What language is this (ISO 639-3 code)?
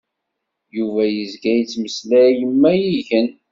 kab